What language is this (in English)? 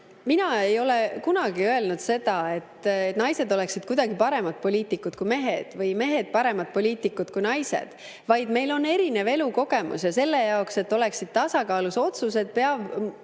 Estonian